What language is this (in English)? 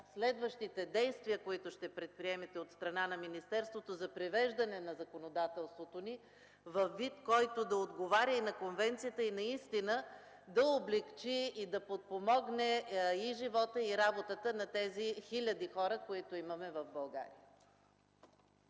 Bulgarian